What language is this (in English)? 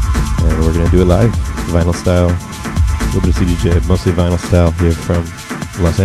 English